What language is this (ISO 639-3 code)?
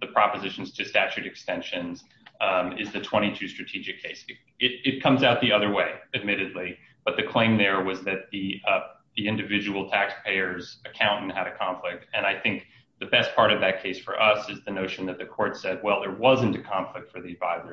eng